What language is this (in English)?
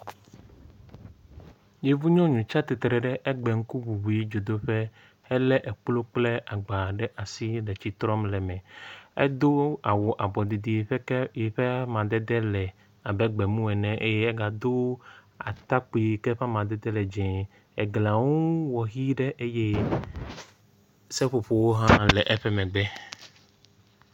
Ewe